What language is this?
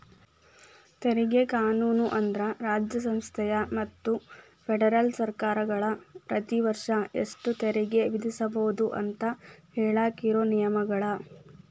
Kannada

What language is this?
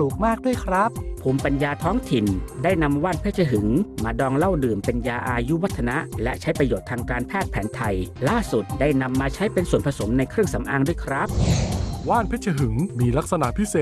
Thai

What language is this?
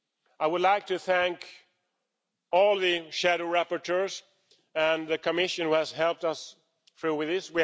English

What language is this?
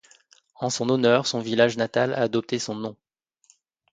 French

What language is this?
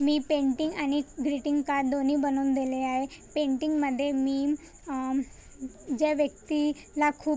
Marathi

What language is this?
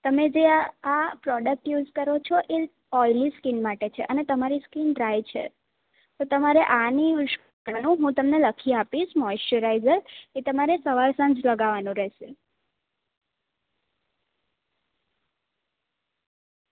Gujarati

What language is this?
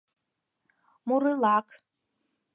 Mari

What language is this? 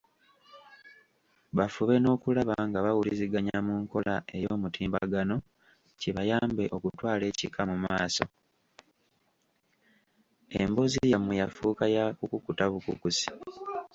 Ganda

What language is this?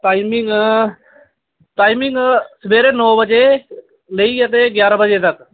Dogri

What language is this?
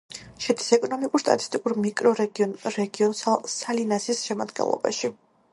Georgian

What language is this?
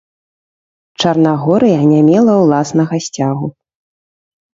Belarusian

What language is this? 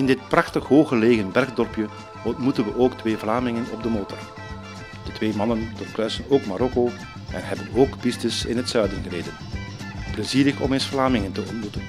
Dutch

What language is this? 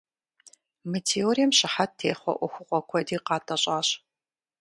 Kabardian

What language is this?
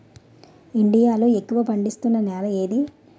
Telugu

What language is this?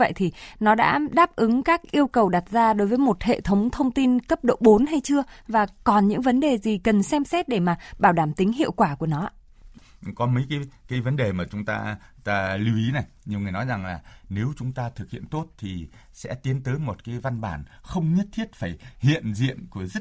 Vietnamese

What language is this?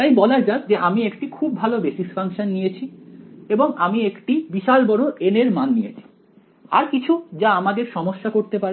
Bangla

